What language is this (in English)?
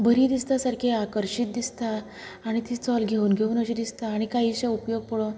Konkani